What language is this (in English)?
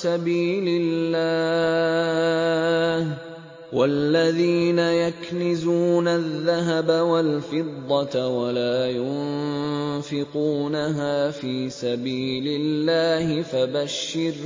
Arabic